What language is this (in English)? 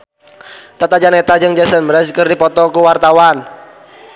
Sundanese